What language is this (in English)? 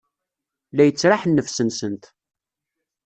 Kabyle